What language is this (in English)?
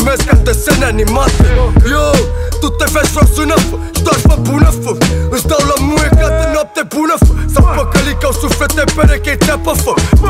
Romanian